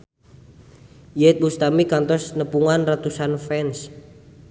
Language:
Sundanese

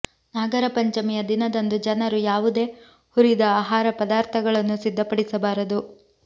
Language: Kannada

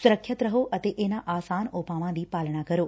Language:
Punjabi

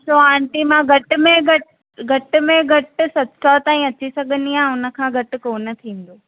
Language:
Sindhi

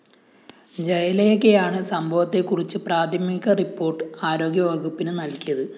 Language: Malayalam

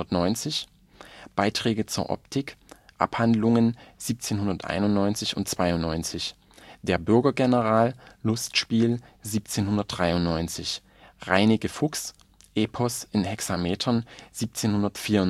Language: German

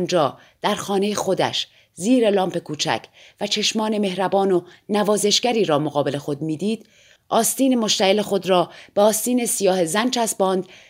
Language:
Persian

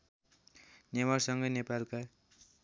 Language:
Nepali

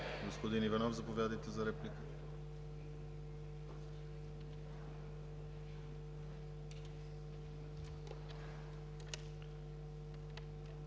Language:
Bulgarian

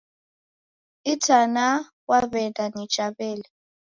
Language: Taita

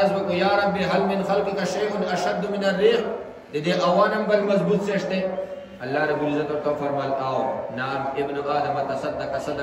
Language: Indonesian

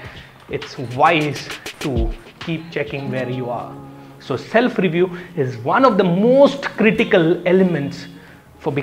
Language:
Hindi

